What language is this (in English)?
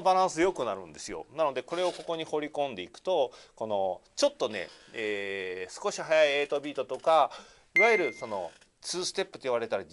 Japanese